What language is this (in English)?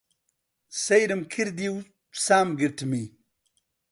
Central Kurdish